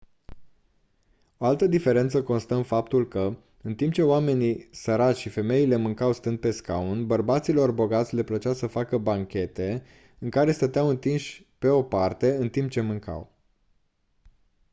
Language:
Romanian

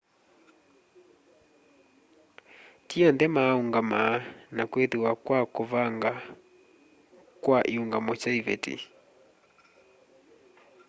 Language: Kamba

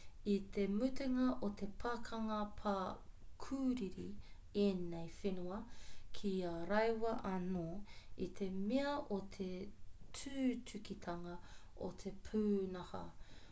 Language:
Māori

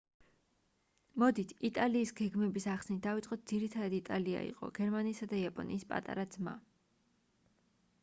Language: Georgian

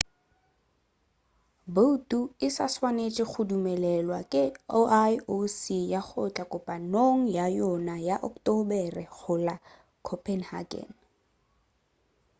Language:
Northern Sotho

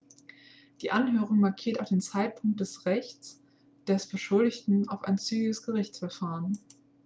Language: German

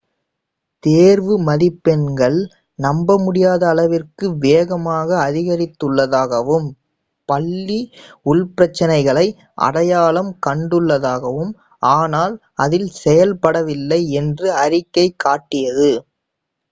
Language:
Tamil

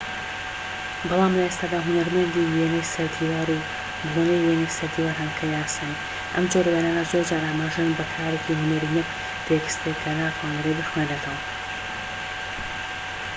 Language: Central Kurdish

